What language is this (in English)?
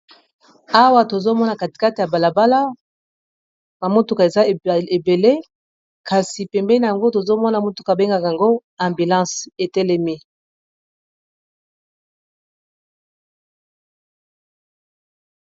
Lingala